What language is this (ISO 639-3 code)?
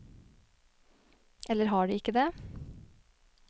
nor